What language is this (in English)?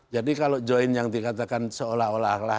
Indonesian